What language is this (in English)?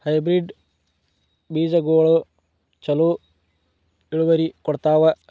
Kannada